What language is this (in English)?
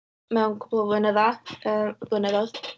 Welsh